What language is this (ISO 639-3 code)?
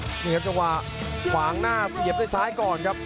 tha